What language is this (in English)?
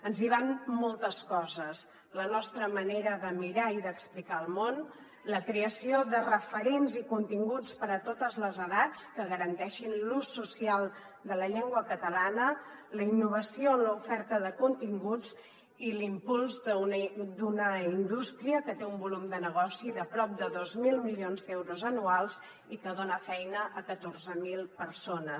Catalan